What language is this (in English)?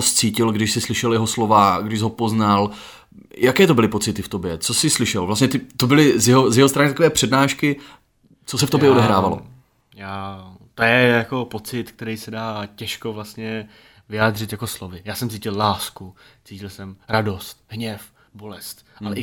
Czech